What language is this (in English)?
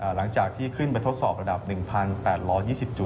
Thai